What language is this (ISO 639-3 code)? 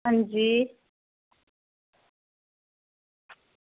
doi